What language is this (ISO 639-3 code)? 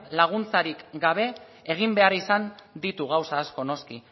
eus